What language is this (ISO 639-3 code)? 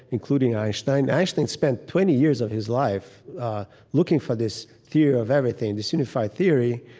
eng